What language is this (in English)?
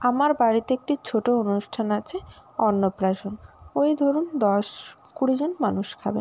Bangla